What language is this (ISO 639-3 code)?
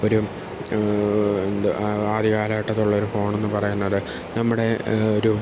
mal